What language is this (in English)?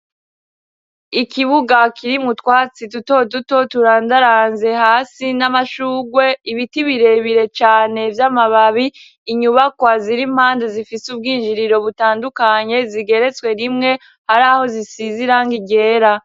Rundi